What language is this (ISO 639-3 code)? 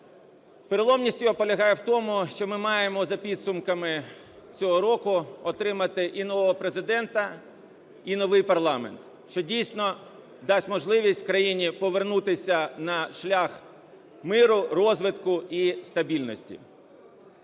ukr